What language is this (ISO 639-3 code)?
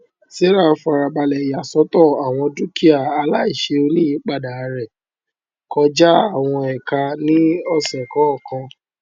yor